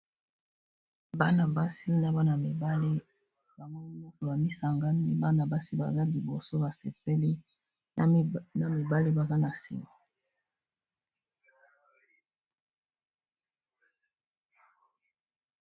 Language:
Lingala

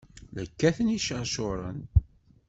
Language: Kabyle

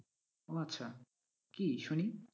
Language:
Bangla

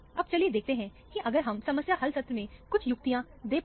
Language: Hindi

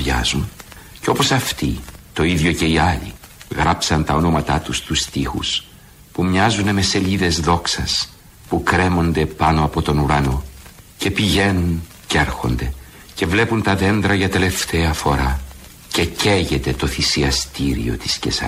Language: Greek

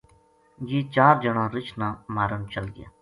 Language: Gujari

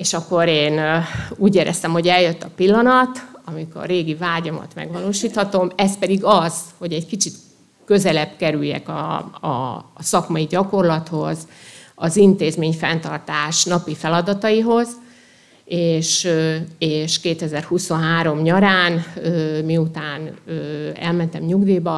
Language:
Hungarian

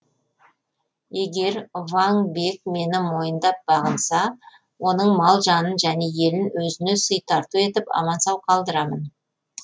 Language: Kazakh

